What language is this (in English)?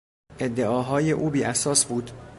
Persian